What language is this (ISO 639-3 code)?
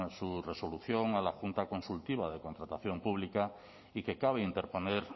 spa